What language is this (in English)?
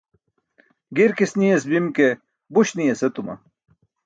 Burushaski